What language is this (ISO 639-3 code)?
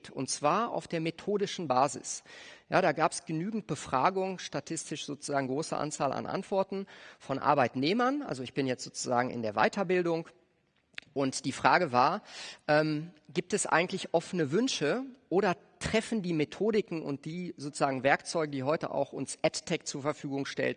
deu